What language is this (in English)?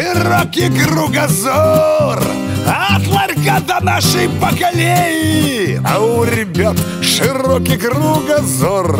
Russian